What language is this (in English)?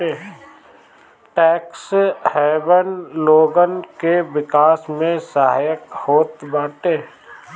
Bhojpuri